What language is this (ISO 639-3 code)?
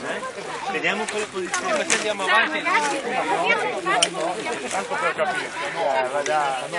ita